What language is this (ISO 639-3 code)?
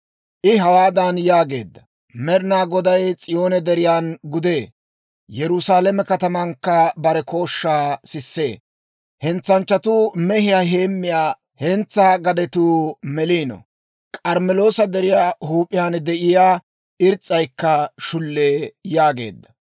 dwr